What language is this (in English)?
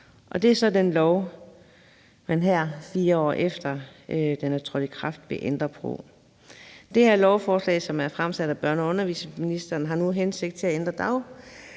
Danish